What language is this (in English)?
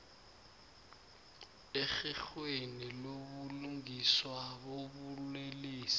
South Ndebele